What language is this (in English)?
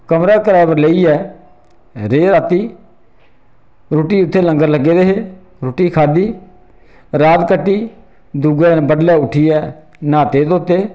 Dogri